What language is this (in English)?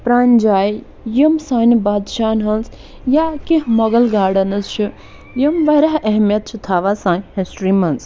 Kashmiri